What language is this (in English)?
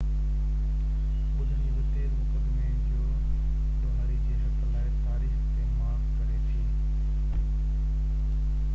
Sindhi